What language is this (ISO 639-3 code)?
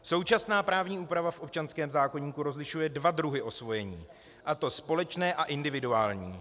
ces